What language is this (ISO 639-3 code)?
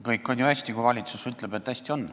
est